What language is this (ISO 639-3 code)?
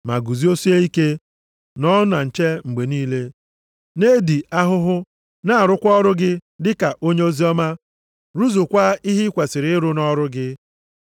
ibo